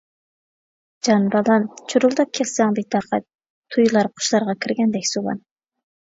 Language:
Uyghur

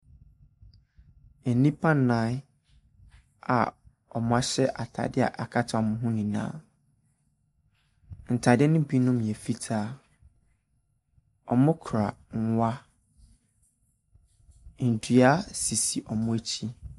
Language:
Akan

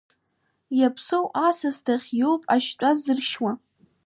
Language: Abkhazian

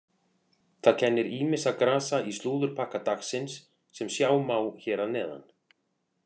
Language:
Icelandic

